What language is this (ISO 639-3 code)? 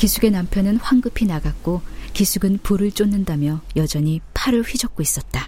kor